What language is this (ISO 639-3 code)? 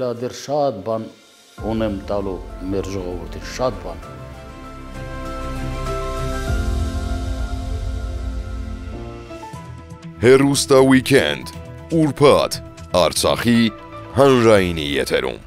tur